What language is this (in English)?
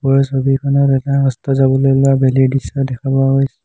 Assamese